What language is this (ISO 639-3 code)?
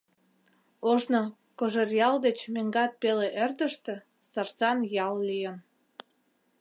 chm